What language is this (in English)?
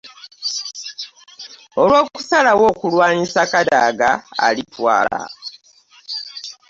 Ganda